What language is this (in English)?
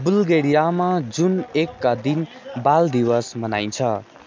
Nepali